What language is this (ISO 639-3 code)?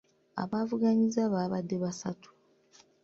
lug